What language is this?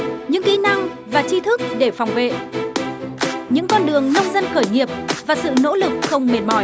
Vietnamese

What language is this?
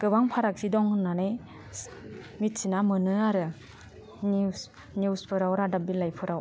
Bodo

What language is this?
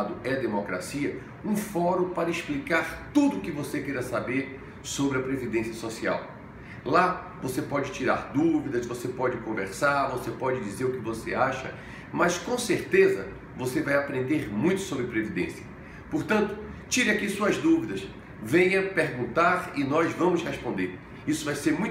Portuguese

